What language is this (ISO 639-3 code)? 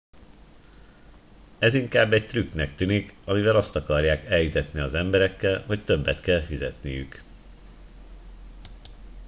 hun